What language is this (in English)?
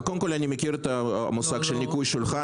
Hebrew